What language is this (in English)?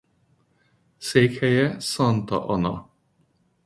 Hungarian